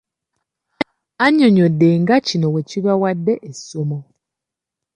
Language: Ganda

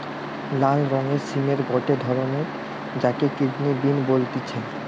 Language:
Bangla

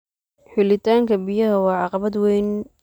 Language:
Somali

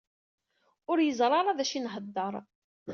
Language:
Kabyle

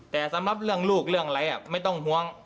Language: Thai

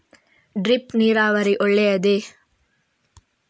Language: Kannada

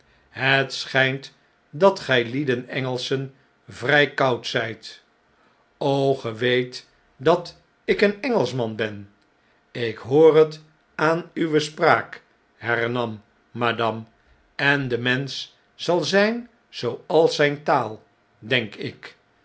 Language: Dutch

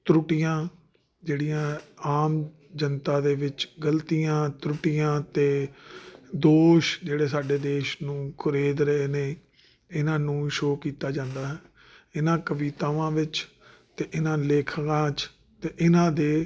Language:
Punjabi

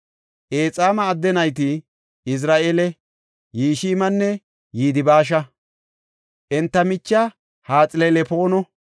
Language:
Gofa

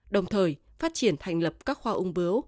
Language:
Vietnamese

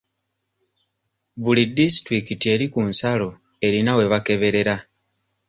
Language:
Ganda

